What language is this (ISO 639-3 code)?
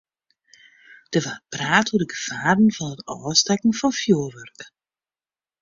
fry